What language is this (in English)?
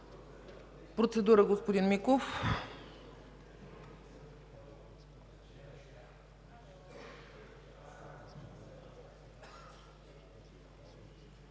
Bulgarian